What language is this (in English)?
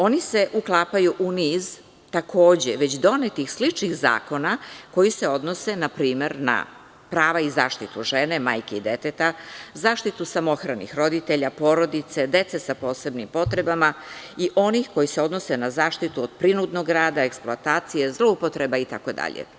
Serbian